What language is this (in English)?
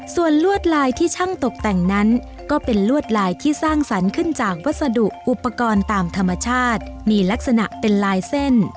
Thai